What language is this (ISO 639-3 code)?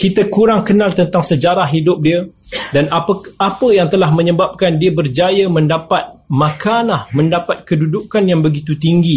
msa